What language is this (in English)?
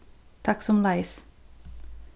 Faroese